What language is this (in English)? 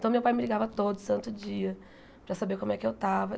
Portuguese